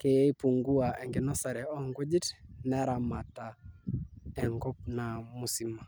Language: Masai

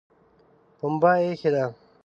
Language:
Pashto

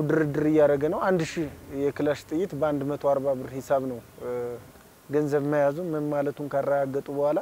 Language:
Arabic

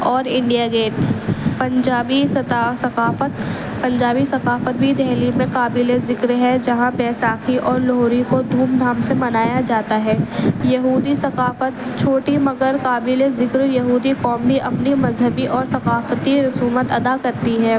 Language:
Urdu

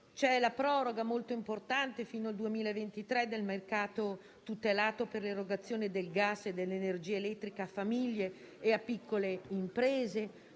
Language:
Italian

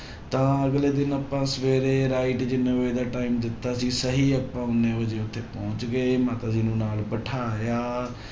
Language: Punjabi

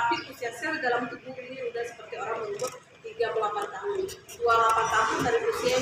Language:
Indonesian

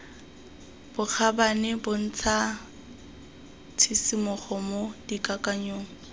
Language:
Tswana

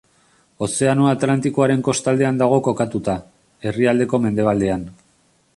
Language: Basque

